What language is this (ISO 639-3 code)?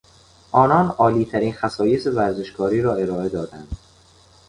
fas